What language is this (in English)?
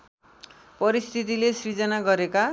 Nepali